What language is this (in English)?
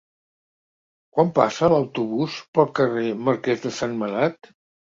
Catalan